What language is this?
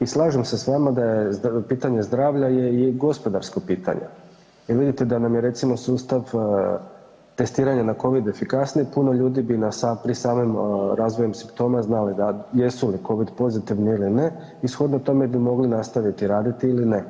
Croatian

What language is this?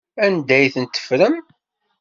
Kabyle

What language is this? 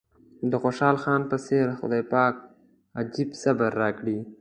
Pashto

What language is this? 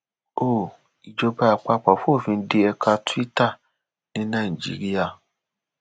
Yoruba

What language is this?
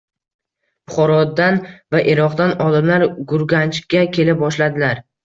Uzbek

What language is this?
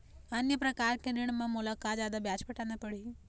Chhattisgarhi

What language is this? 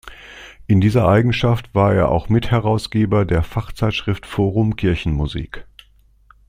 German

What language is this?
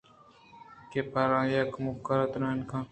Eastern Balochi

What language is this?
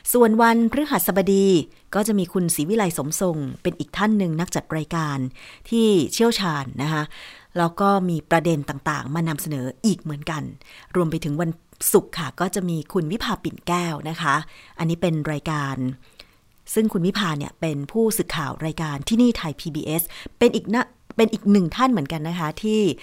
Thai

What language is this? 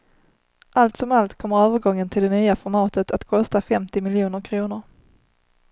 Swedish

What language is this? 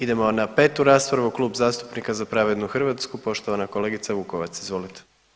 Croatian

